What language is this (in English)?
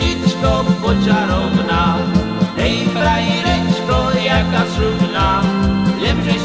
Slovak